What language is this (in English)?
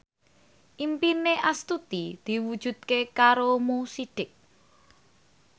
Javanese